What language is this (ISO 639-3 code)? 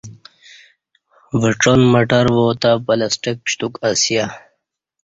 bsh